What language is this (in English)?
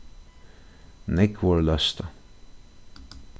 Faroese